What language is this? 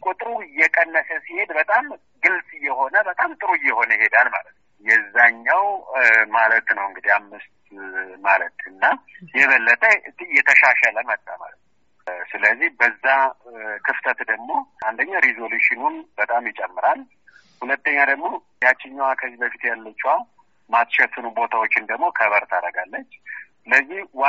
Amharic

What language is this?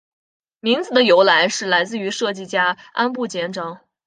Chinese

